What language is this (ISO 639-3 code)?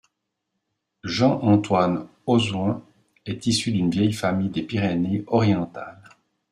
fra